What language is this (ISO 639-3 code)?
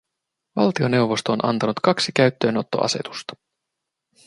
fin